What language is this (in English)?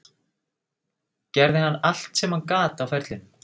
Icelandic